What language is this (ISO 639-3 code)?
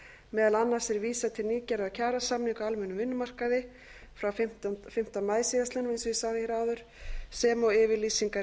isl